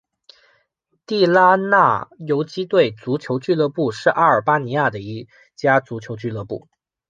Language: Chinese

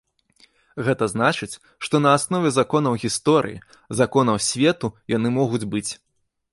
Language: Belarusian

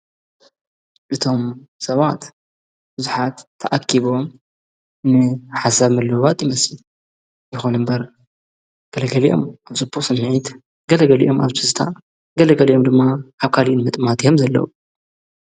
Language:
Tigrinya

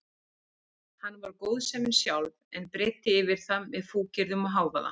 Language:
Icelandic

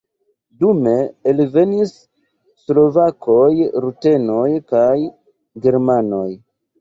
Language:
Esperanto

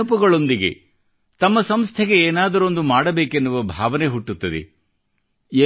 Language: Kannada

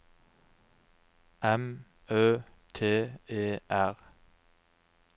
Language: Norwegian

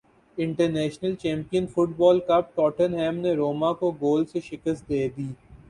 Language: Urdu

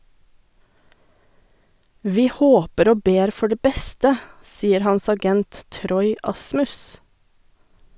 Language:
Norwegian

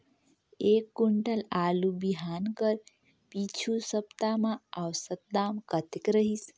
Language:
Chhattisgarhi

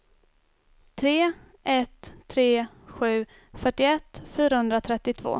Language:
Swedish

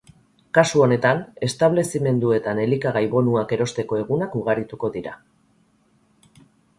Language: Basque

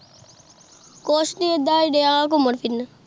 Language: Punjabi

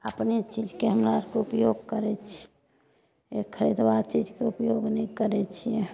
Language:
Maithili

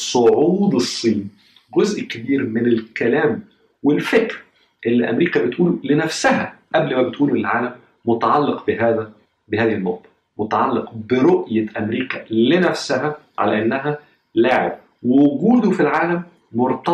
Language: Arabic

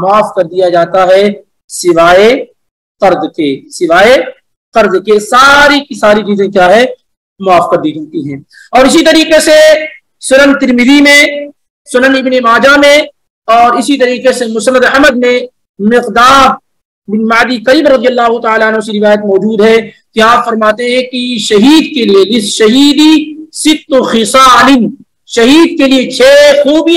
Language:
Arabic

